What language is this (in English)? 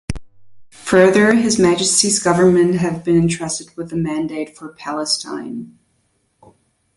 English